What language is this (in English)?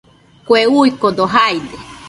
Nüpode Huitoto